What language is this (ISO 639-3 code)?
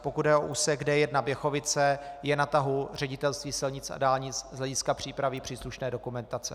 ces